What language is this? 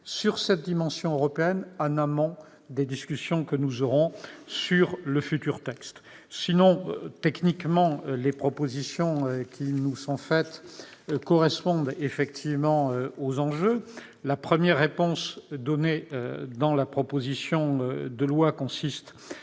French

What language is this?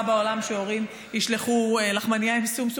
Hebrew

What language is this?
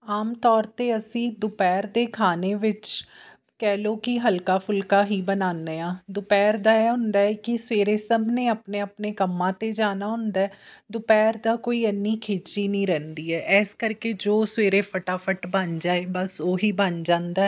Punjabi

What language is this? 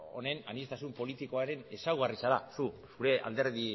Basque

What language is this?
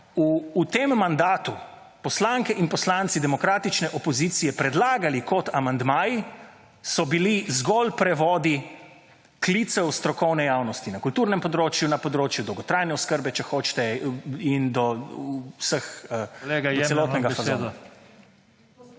Slovenian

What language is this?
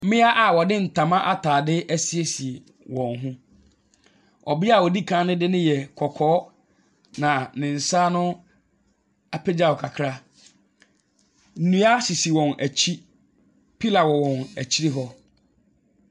Akan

